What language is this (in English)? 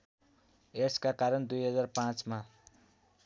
Nepali